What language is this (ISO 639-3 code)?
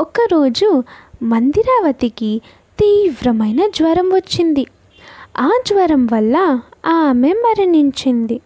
tel